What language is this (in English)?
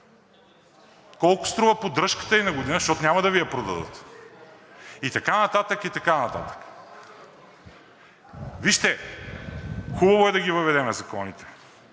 Bulgarian